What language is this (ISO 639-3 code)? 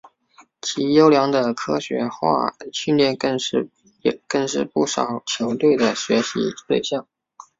zho